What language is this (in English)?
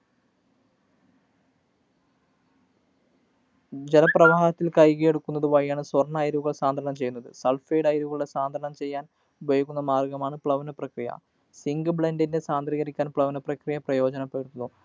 Malayalam